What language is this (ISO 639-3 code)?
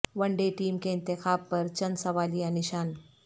urd